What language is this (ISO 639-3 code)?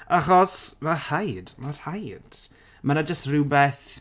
cym